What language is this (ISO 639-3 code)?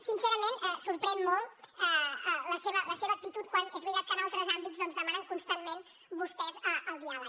cat